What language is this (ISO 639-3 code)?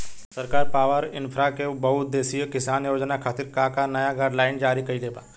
bho